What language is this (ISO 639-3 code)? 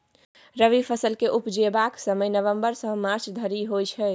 mai